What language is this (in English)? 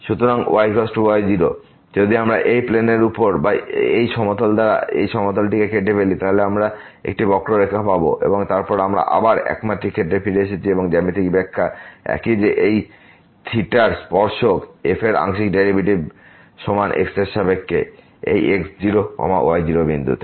Bangla